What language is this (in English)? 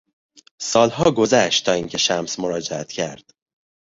Persian